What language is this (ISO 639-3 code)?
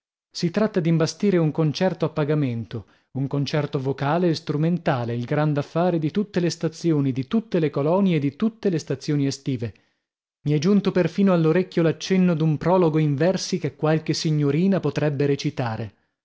ita